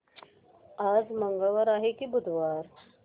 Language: Marathi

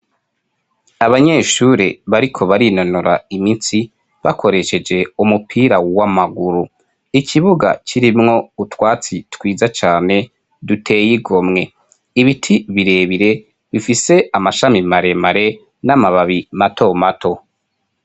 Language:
Rundi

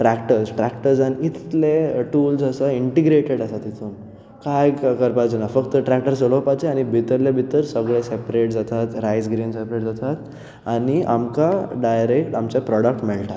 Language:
Konkani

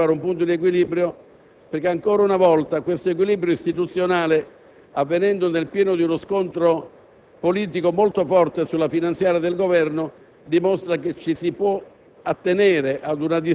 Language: Italian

